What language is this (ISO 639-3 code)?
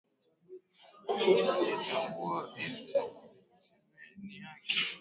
swa